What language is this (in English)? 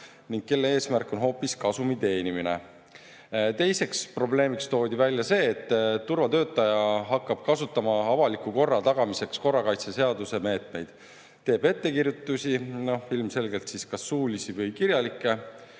Estonian